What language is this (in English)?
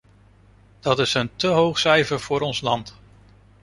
Dutch